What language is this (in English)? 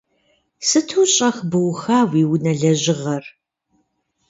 Kabardian